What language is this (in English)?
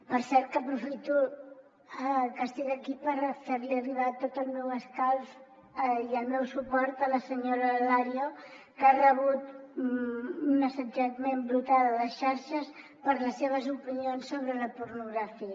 Catalan